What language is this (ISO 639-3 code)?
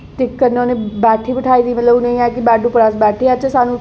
doi